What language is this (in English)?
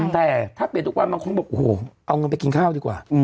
Thai